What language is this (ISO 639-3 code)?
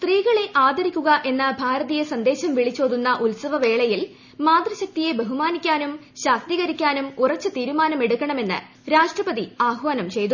mal